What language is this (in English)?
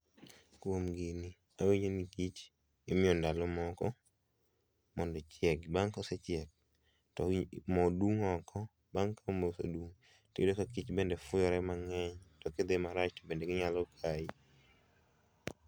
Luo (Kenya and Tanzania)